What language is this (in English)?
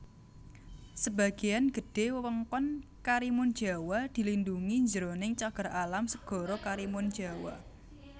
Javanese